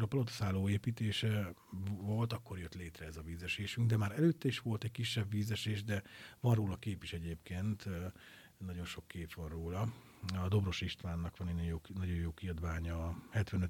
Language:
Hungarian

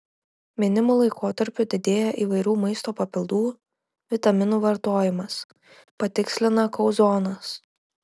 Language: Lithuanian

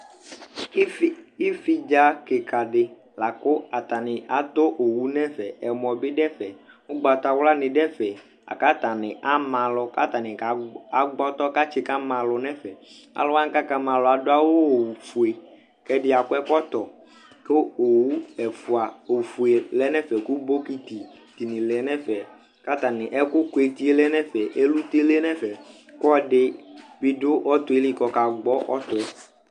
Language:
Ikposo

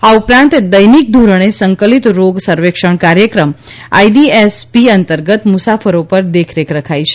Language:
Gujarati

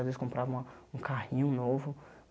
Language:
Portuguese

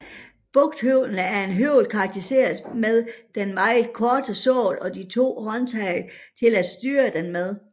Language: Danish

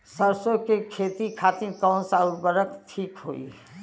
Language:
Bhojpuri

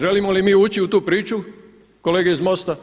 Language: Croatian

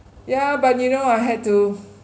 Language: English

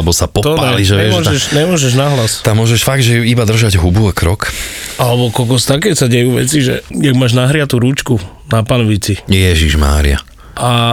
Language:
Slovak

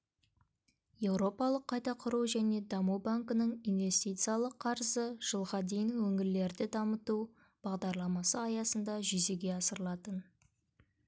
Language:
Kazakh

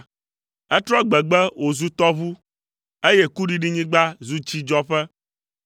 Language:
Ewe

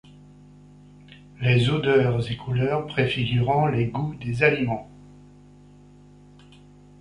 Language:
French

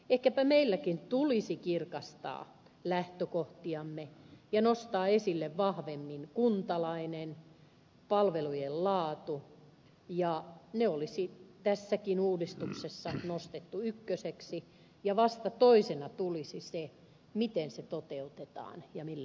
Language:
Finnish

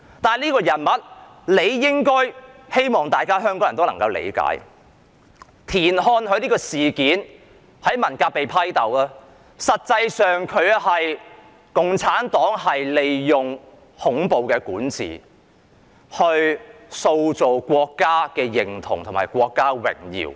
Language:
Cantonese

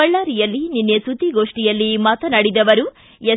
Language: Kannada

